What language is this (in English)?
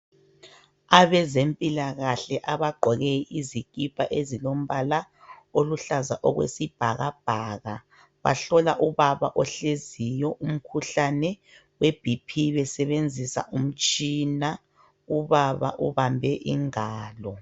North Ndebele